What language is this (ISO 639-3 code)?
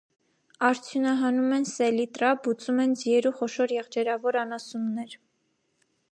hye